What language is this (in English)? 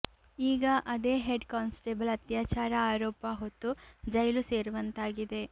Kannada